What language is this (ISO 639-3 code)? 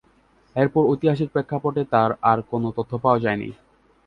ben